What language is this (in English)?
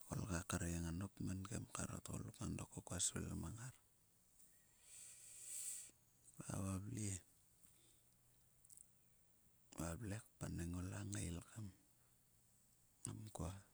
Sulka